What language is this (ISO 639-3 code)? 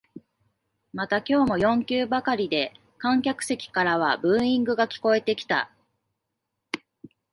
jpn